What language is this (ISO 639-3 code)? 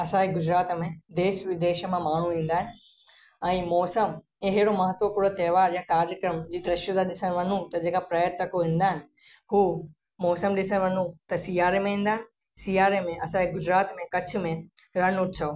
snd